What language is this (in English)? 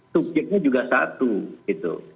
Indonesian